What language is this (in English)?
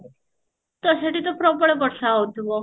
Odia